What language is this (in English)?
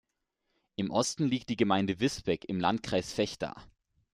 German